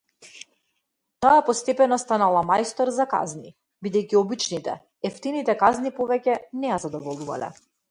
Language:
Macedonian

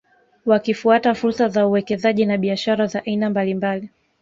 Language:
Swahili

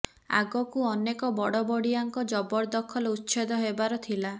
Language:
Odia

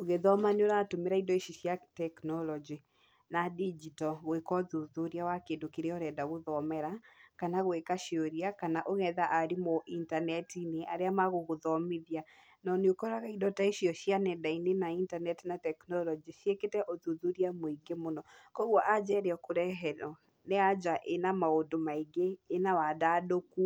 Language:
Kikuyu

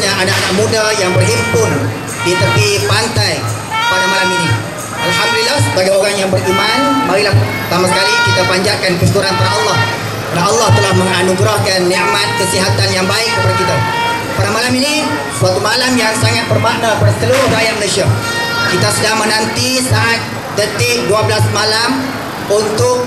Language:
Malay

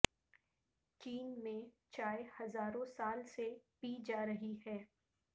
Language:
Urdu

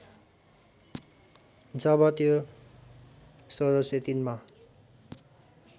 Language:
Nepali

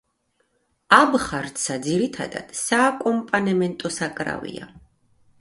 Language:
Georgian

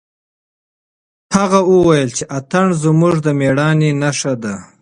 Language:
Pashto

